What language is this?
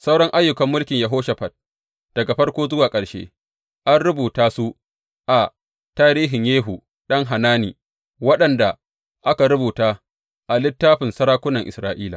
Hausa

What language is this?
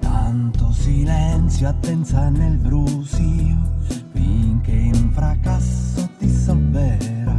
Italian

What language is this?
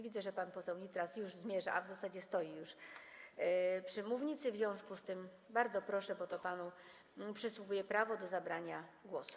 Polish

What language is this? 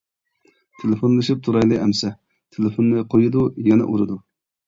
Uyghur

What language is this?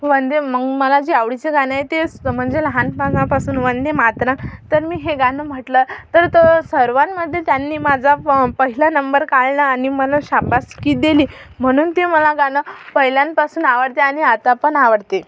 Marathi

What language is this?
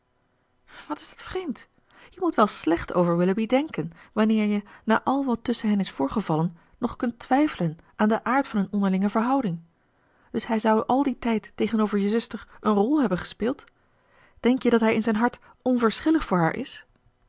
Dutch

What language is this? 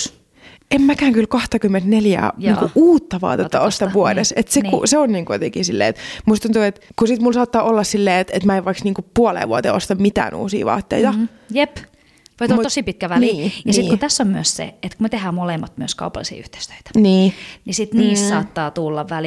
Finnish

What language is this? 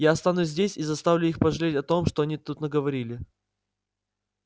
Russian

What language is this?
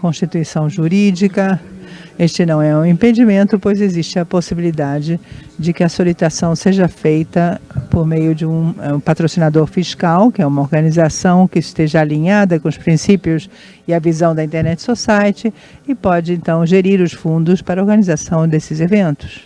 Portuguese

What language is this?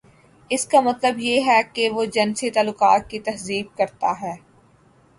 Urdu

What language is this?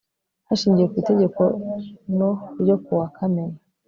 Kinyarwanda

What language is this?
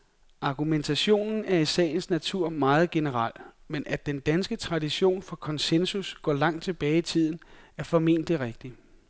Danish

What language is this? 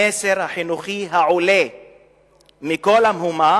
Hebrew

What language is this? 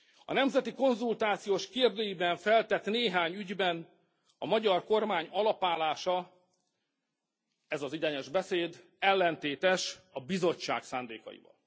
Hungarian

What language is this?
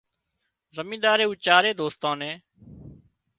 Wadiyara Koli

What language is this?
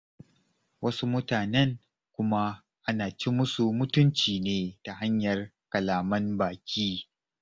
Hausa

